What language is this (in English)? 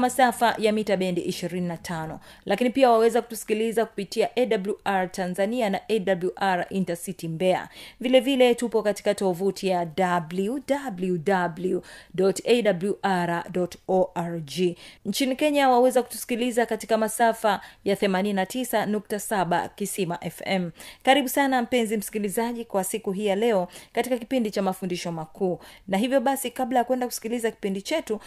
Swahili